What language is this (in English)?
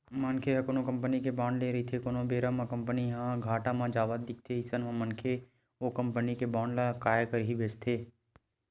Chhattisgarhi